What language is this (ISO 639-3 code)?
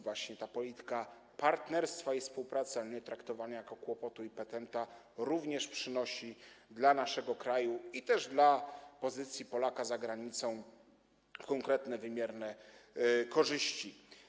pol